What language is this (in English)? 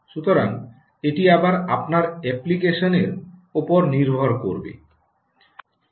Bangla